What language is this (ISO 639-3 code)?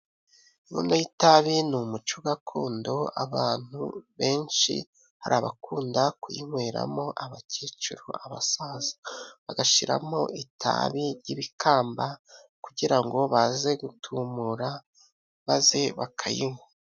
kin